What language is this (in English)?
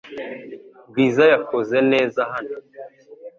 Kinyarwanda